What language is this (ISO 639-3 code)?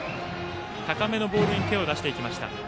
jpn